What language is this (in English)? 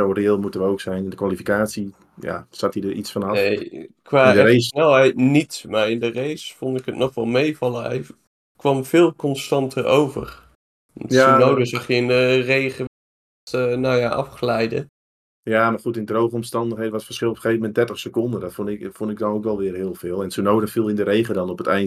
Dutch